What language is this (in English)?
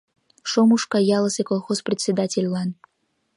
Mari